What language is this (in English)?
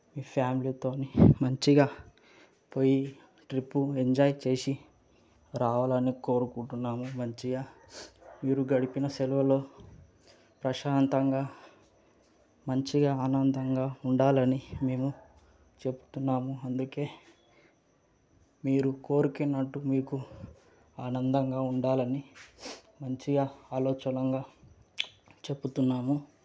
Telugu